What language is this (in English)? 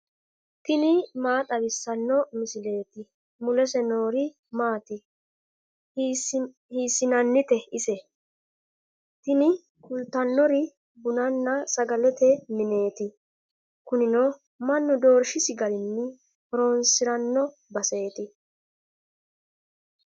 Sidamo